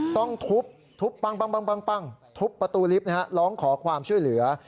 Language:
Thai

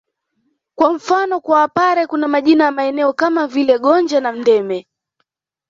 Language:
Swahili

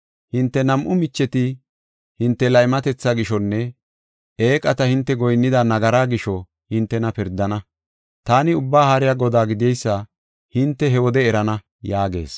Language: Gofa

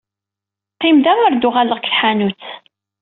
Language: Kabyle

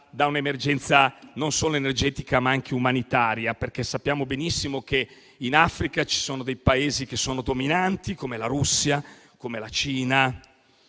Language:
Italian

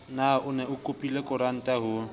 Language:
Southern Sotho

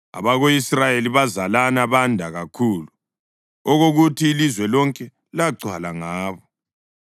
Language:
North Ndebele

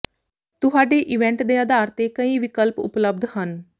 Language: Punjabi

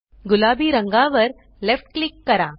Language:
Marathi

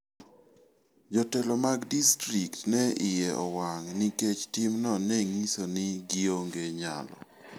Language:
Luo (Kenya and Tanzania)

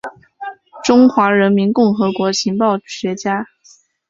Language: Chinese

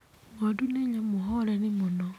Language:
Kikuyu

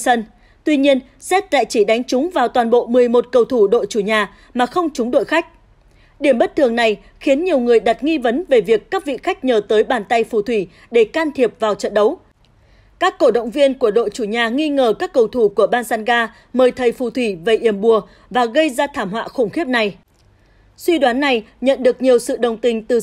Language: Vietnamese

